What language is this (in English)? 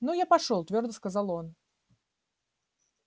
Russian